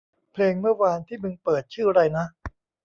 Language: Thai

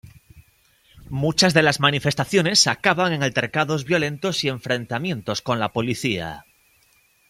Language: Spanish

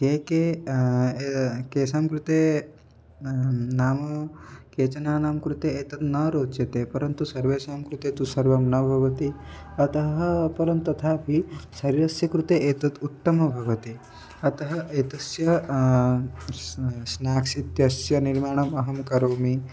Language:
Sanskrit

